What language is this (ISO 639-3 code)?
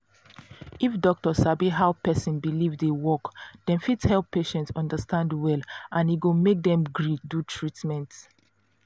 pcm